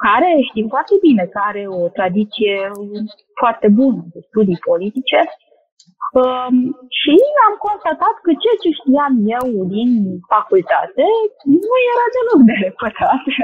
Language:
Romanian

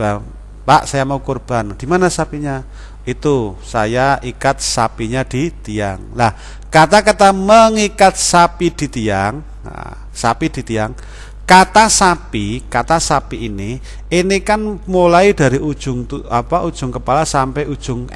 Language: Indonesian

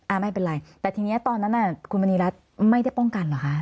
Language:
Thai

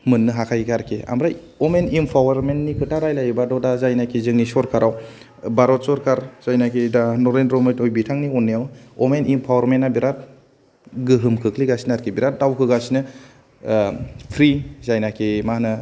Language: Bodo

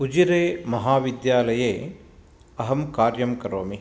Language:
Sanskrit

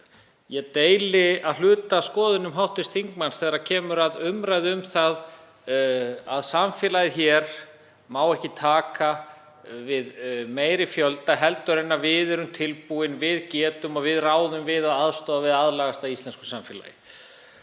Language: Icelandic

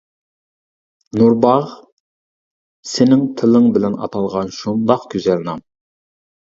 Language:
Uyghur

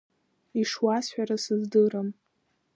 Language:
Abkhazian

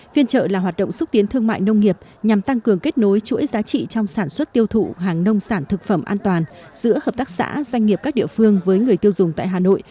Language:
Vietnamese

